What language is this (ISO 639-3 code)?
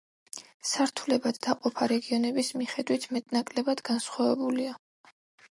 kat